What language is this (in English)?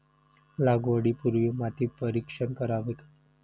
Marathi